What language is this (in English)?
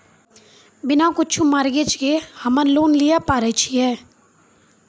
Maithili